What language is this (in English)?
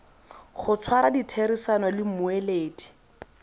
Tswana